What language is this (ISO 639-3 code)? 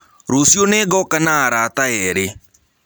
kik